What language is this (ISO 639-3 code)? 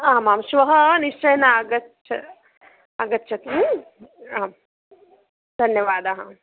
san